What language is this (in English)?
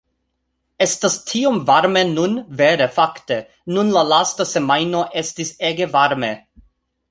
Esperanto